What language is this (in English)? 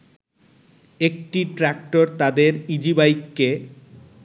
Bangla